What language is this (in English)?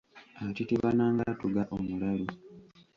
Ganda